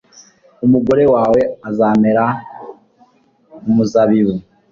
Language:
Kinyarwanda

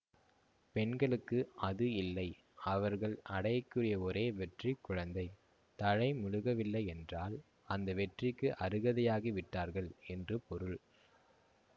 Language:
Tamil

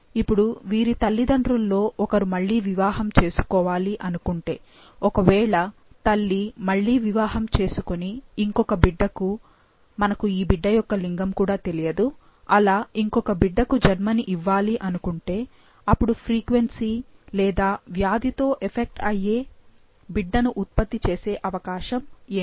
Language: Telugu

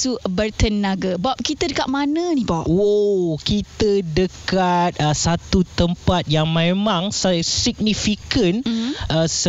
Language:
Malay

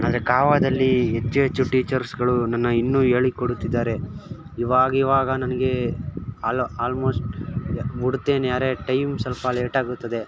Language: Kannada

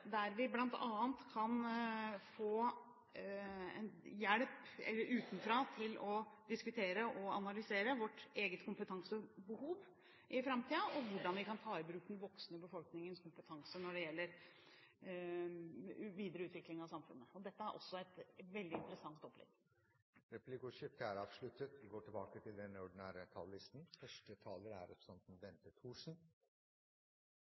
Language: Norwegian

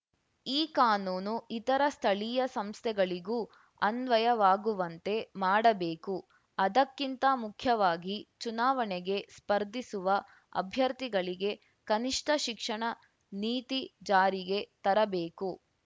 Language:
Kannada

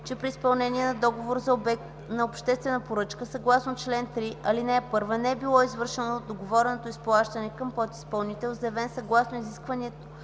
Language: Bulgarian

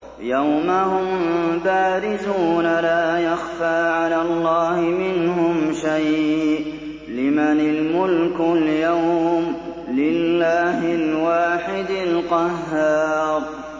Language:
Arabic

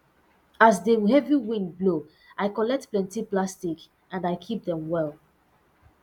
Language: Nigerian Pidgin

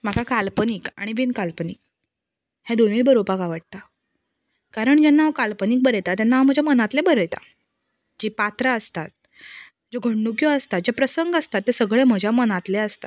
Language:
Konkani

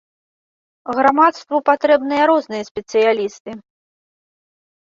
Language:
Belarusian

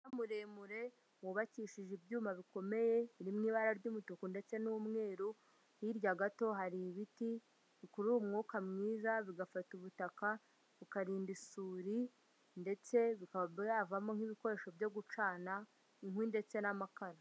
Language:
Kinyarwanda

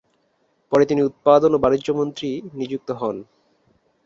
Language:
Bangla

